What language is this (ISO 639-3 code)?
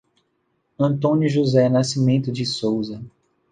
por